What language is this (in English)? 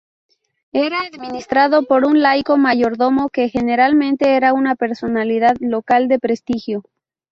Spanish